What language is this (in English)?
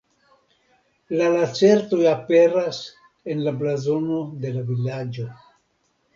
Esperanto